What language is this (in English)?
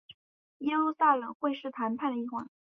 Chinese